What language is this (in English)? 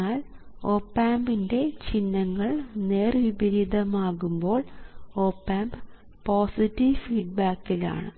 Malayalam